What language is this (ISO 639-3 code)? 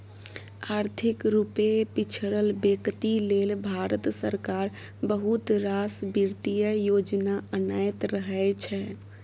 mai